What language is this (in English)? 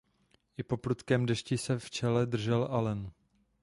Czech